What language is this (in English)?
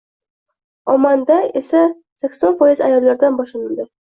Uzbek